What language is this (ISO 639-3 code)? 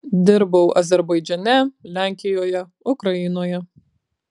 lit